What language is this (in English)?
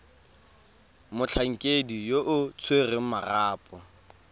Tswana